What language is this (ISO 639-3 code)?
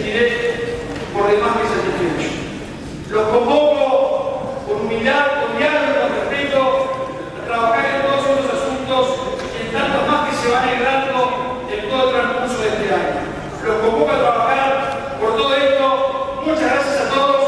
spa